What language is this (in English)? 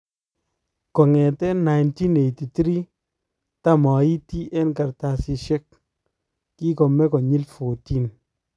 Kalenjin